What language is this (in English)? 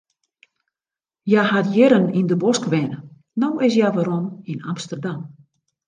Western Frisian